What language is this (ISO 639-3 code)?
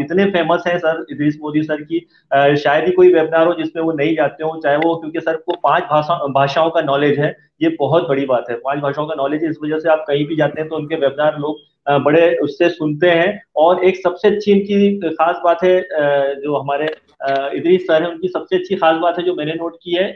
hin